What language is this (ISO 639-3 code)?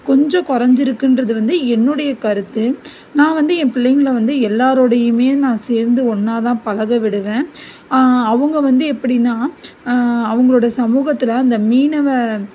tam